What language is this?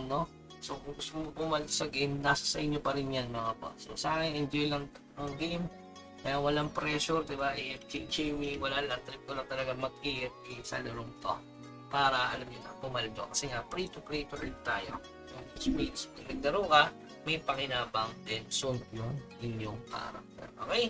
Filipino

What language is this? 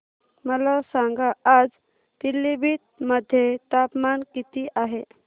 Marathi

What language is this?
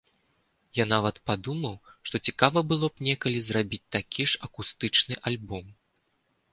Belarusian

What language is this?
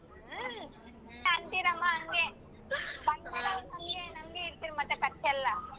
Kannada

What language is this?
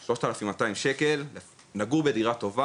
Hebrew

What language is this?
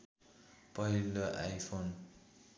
Nepali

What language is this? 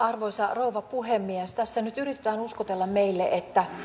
Finnish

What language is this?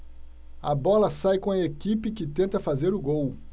Portuguese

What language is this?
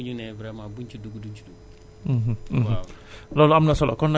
Wolof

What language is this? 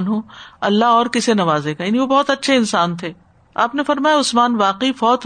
Urdu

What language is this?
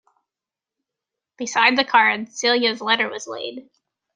English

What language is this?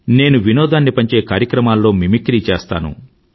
Telugu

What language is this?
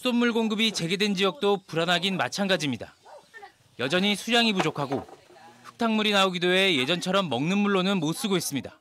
Korean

